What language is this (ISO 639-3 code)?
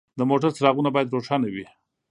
pus